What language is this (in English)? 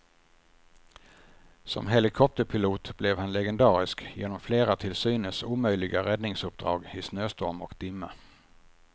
Swedish